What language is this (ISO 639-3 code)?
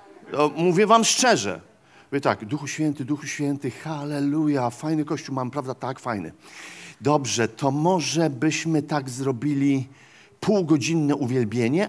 pol